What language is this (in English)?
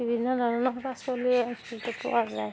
Assamese